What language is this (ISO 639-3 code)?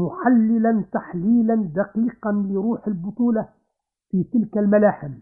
ara